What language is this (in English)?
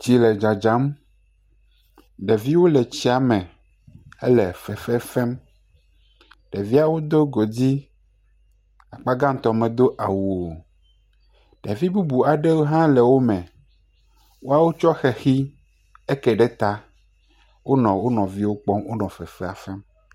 Ewe